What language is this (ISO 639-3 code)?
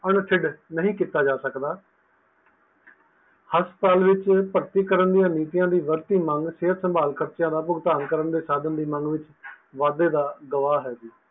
pan